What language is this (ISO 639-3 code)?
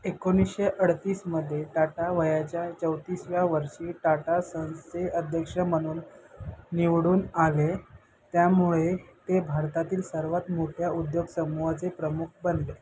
mar